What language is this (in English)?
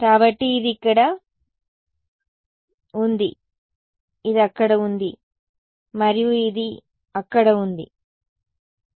Telugu